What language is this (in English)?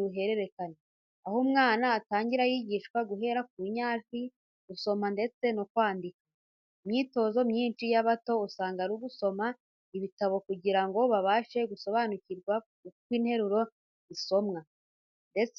Kinyarwanda